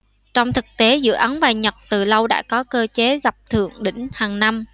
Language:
Vietnamese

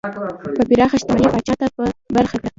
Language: Pashto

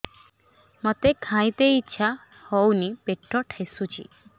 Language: Odia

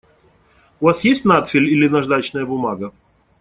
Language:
Russian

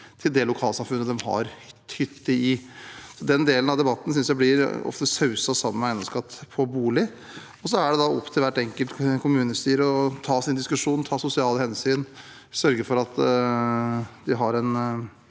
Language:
Norwegian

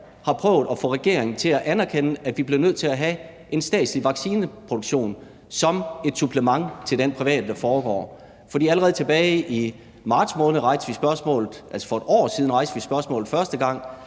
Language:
Danish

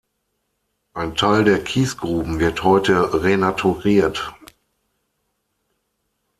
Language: German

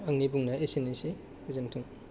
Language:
Bodo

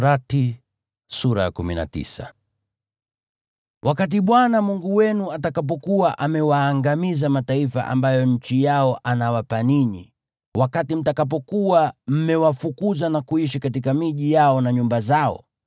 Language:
Swahili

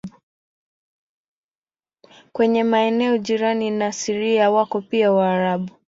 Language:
Swahili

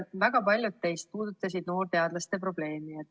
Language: Estonian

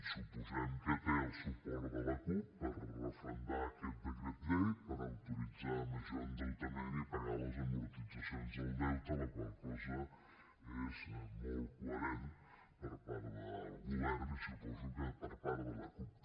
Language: Catalan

